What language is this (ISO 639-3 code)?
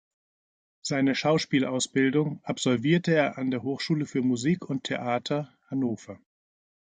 deu